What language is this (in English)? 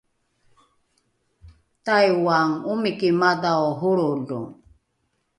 Rukai